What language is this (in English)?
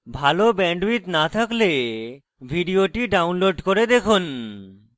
Bangla